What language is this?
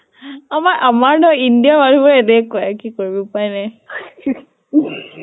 Assamese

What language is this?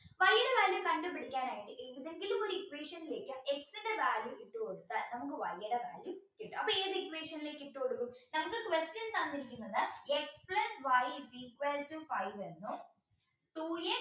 Malayalam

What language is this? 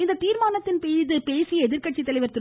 Tamil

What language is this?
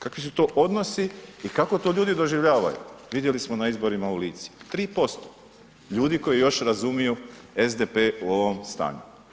Croatian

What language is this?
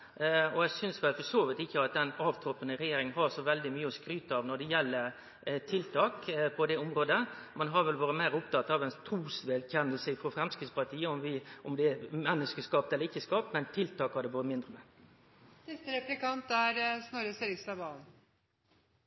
Norwegian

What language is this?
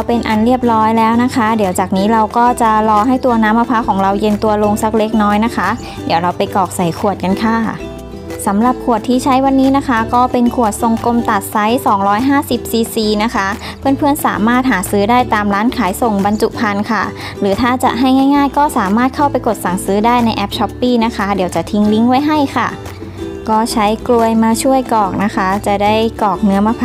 Thai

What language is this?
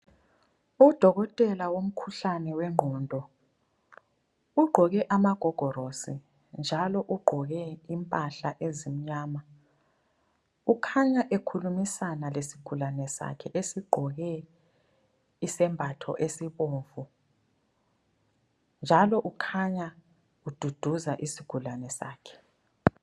North Ndebele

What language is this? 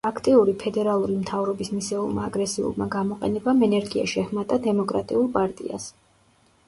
Georgian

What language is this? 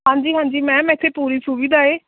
Punjabi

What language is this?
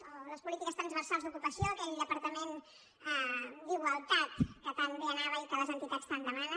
Catalan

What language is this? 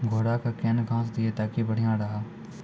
Maithili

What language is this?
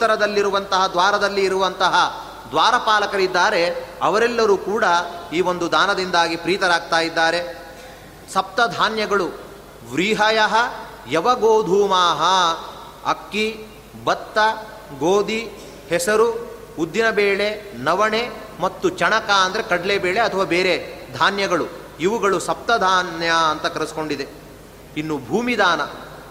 Kannada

